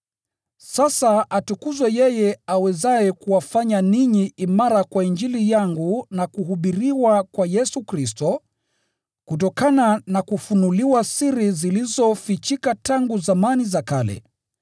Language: Swahili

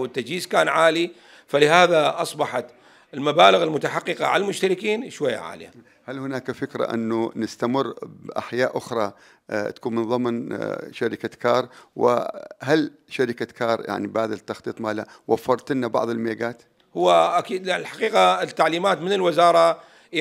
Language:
Arabic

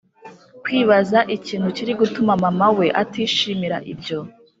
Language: Kinyarwanda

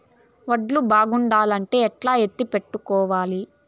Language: Telugu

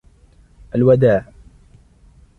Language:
Arabic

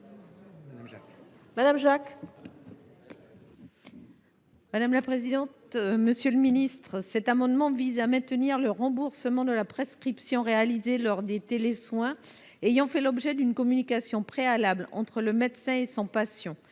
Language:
French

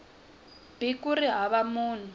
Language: Tsonga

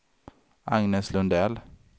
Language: Swedish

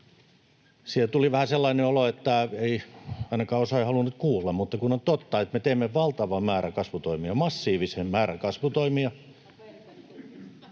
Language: Finnish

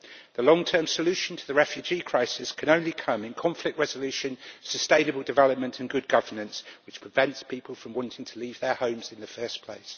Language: English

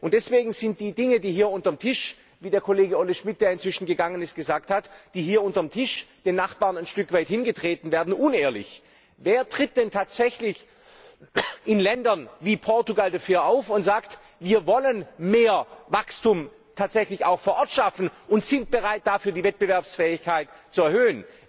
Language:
German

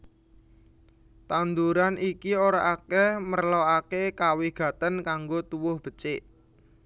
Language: Javanese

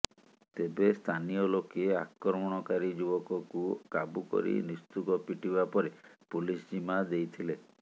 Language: Odia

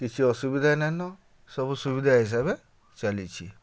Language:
Odia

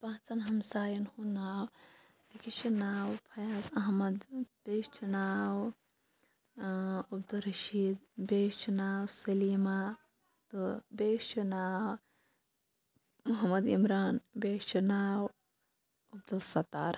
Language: Kashmiri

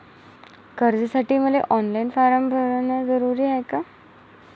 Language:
Marathi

